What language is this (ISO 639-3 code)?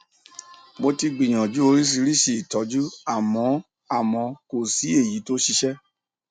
yor